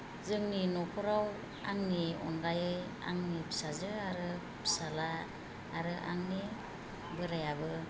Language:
Bodo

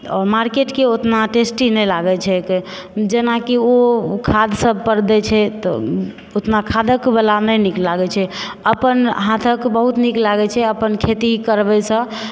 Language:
Maithili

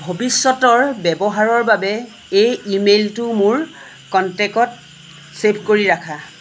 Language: Assamese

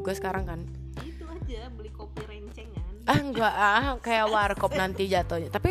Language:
Indonesian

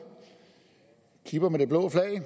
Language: Danish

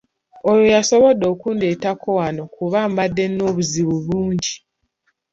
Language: Ganda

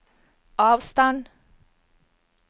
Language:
Norwegian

